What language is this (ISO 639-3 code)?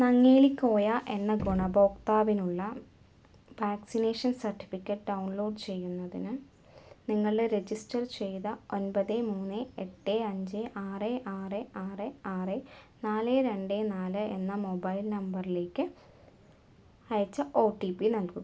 mal